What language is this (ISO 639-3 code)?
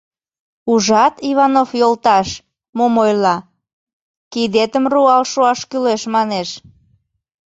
chm